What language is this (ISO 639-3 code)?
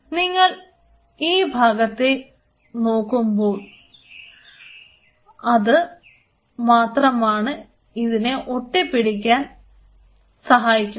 mal